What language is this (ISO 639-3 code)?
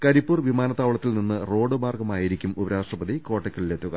mal